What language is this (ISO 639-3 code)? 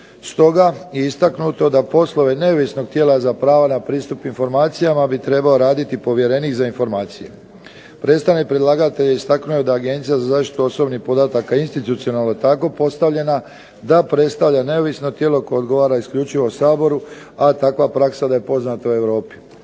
hrv